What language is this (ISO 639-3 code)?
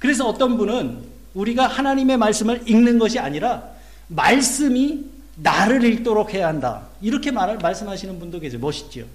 kor